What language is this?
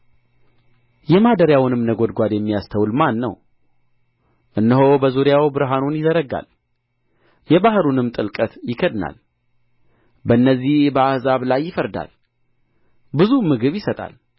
Amharic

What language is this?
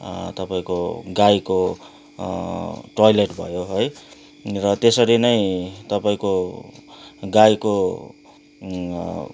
Nepali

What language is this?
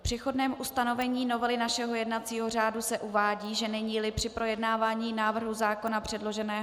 Czech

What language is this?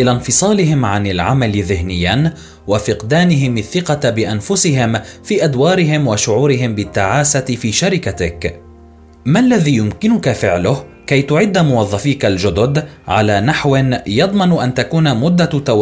Arabic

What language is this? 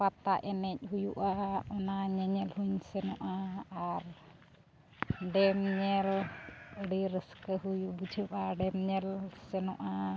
Santali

